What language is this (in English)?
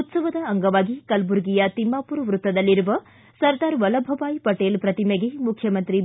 Kannada